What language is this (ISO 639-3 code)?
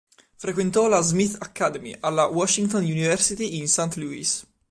ita